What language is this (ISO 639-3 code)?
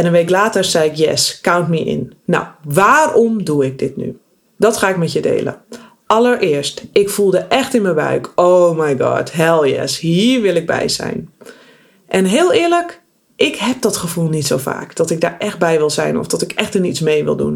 nld